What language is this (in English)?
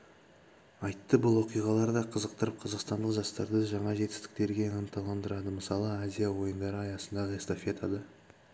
Kazakh